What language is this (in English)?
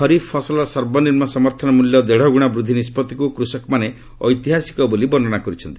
Odia